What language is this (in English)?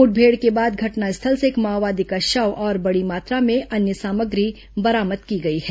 Hindi